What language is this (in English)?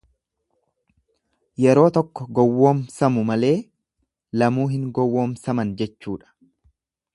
Oromo